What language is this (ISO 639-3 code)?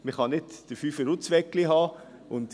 gsw